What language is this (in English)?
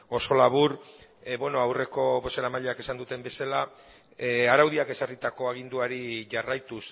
Basque